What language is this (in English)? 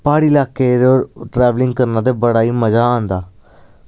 Dogri